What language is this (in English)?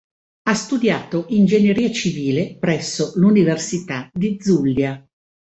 Italian